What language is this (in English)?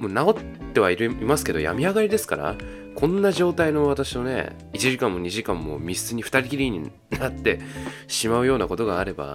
Japanese